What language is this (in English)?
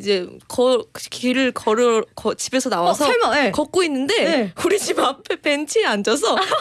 Korean